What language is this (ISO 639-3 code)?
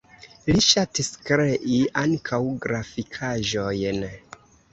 epo